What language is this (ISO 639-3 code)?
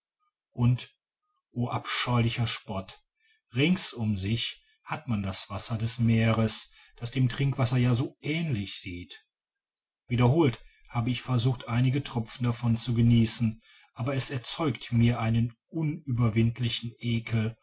deu